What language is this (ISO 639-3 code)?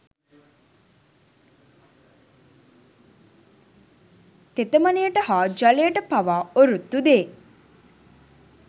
sin